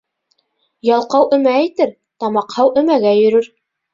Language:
Bashkir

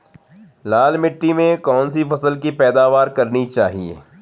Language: Hindi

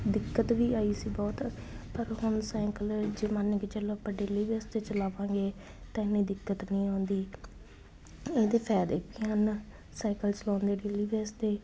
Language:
Punjabi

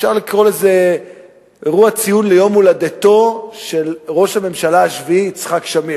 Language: Hebrew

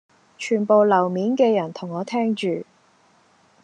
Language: Cantonese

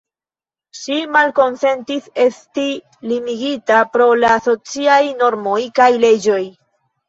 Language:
Esperanto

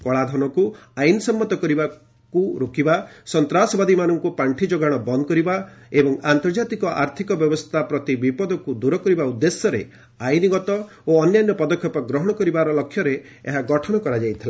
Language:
Odia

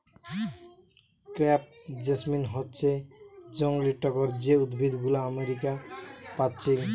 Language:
Bangla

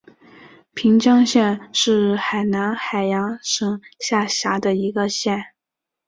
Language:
Chinese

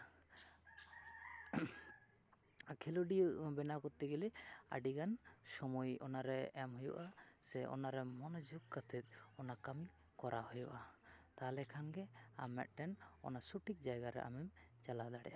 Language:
Santali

